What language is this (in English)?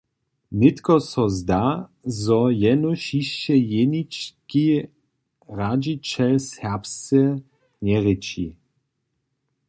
Upper Sorbian